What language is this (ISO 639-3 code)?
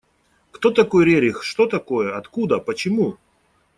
rus